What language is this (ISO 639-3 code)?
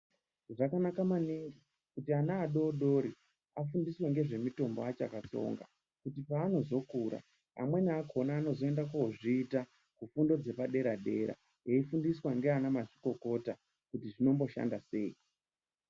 ndc